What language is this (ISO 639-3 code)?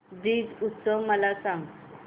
mar